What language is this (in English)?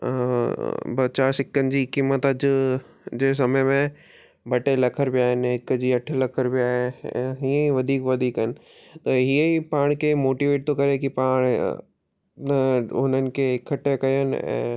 Sindhi